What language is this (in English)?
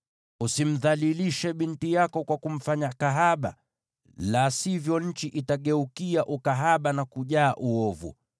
Swahili